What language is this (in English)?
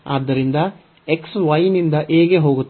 Kannada